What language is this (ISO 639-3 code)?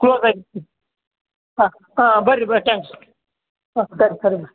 kan